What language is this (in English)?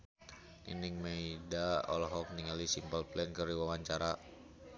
Sundanese